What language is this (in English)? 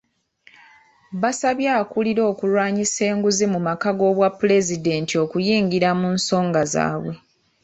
Ganda